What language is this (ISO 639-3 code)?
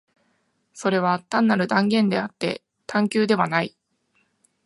jpn